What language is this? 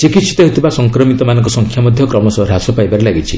Odia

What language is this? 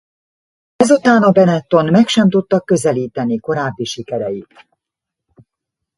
Hungarian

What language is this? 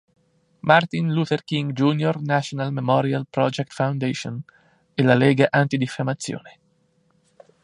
Italian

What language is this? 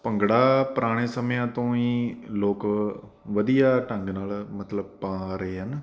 Punjabi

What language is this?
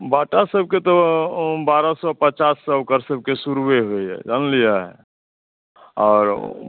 Maithili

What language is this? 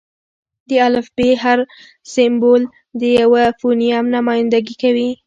Pashto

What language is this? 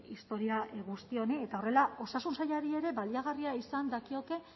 Basque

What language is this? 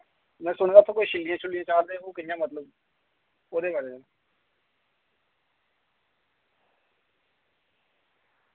Dogri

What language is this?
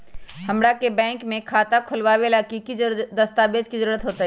Magahi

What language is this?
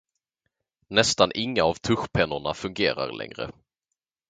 Swedish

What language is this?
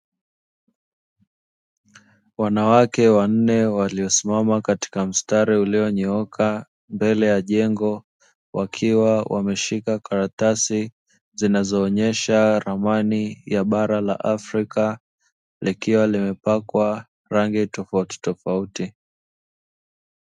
Swahili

